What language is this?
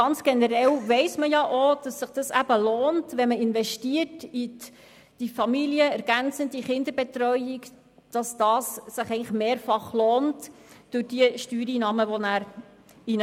Swiss German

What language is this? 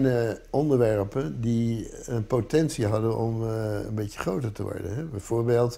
Dutch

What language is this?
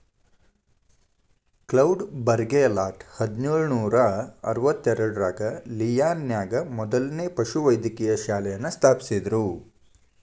Kannada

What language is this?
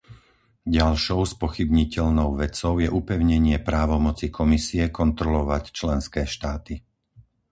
Slovak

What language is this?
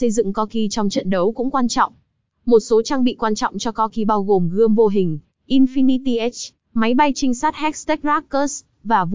Vietnamese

